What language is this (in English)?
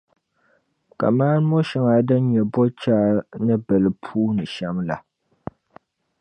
Dagbani